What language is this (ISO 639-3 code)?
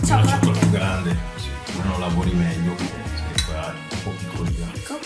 ita